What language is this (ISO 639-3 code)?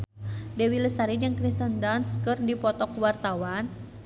sun